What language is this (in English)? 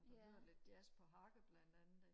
Danish